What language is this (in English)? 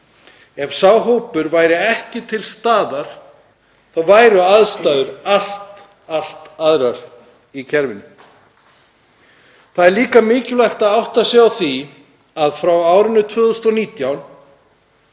Icelandic